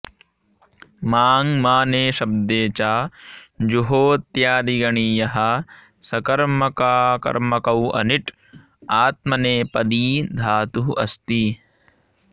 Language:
Sanskrit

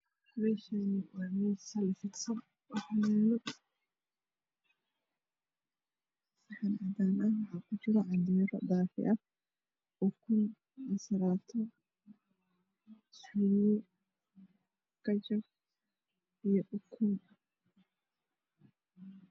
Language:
Somali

